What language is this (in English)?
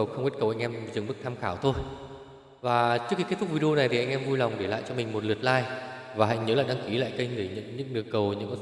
Vietnamese